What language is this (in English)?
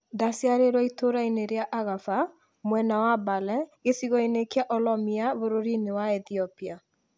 Kikuyu